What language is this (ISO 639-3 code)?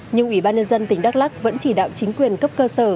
vie